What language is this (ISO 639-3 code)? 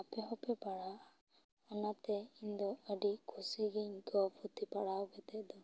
sat